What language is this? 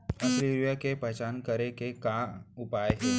Chhattisgarhi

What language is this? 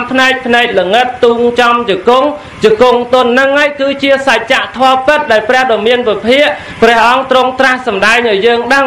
Vietnamese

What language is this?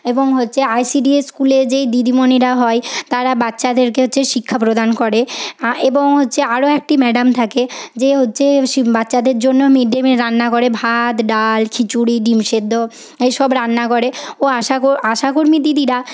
Bangla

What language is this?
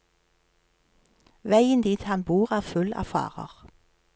Norwegian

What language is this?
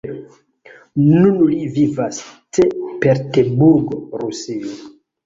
Esperanto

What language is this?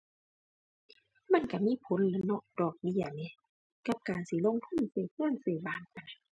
Thai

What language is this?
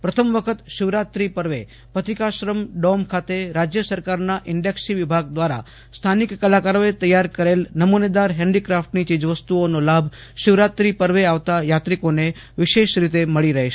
Gujarati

